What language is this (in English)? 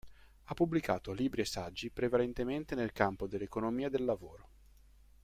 Italian